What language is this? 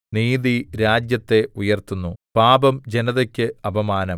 Malayalam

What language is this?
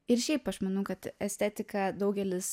Lithuanian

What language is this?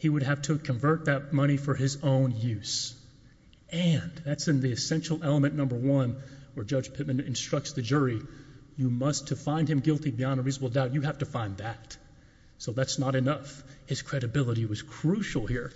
English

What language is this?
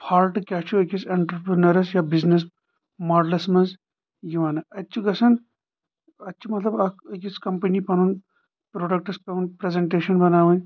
Kashmiri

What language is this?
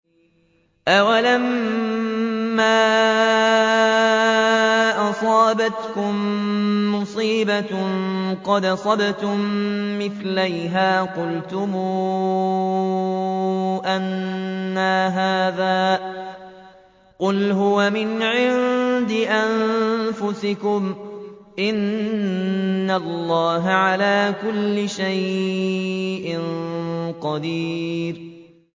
Arabic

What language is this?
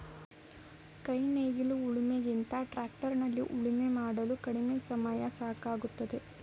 Kannada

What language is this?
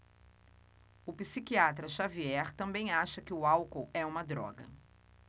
Portuguese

